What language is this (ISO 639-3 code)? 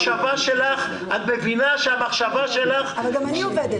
heb